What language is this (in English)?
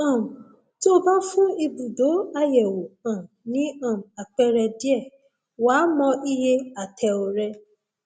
Yoruba